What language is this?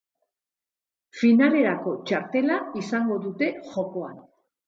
Basque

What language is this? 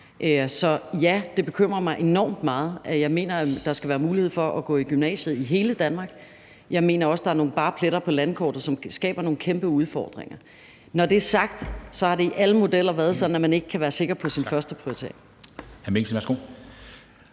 Danish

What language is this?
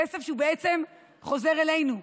Hebrew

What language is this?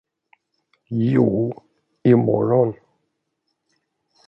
Swedish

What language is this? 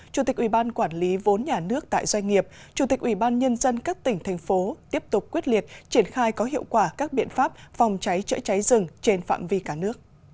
Vietnamese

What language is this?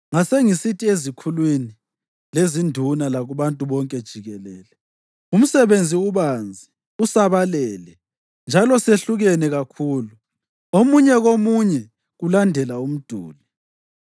North Ndebele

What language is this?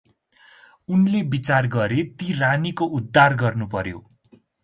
Nepali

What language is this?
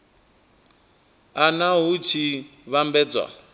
Venda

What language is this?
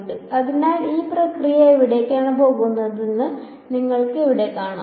Malayalam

